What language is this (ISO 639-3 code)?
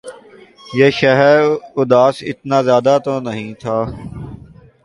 urd